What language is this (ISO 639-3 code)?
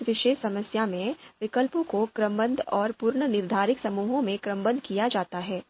hin